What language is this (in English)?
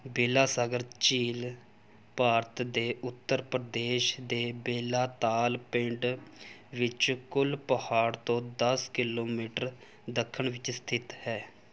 Punjabi